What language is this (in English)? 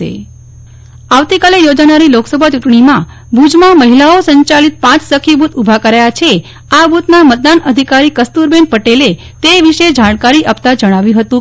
Gujarati